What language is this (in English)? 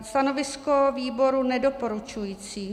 Czech